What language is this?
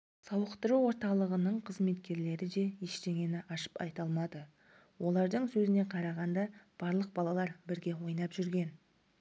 Kazakh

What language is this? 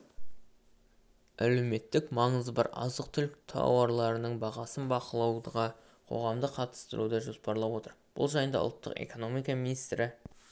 Kazakh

